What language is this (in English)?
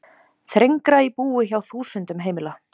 Icelandic